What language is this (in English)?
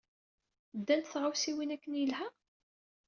Kabyle